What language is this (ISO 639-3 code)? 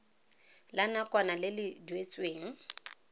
tsn